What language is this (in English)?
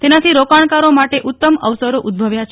Gujarati